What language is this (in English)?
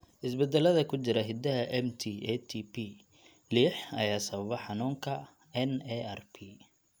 Somali